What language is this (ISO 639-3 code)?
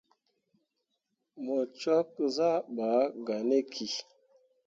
mua